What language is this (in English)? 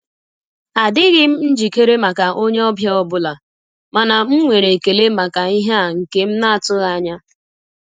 Igbo